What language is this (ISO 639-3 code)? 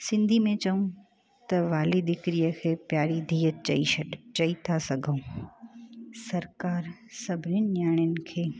snd